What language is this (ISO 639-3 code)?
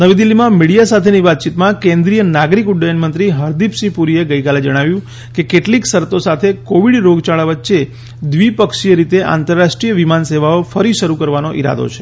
guj